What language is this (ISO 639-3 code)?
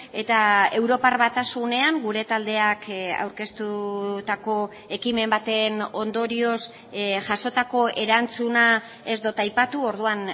eus